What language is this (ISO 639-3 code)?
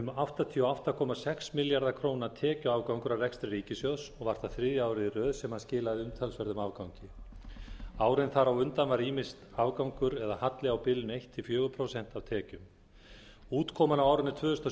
isl